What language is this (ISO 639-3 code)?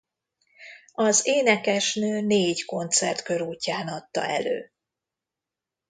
hun